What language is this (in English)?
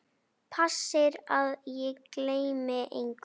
Icelandic